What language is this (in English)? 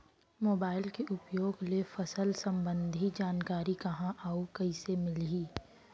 Chhattisgarhi